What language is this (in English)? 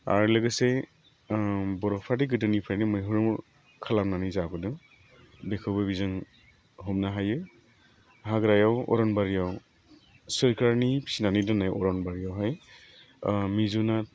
Bodo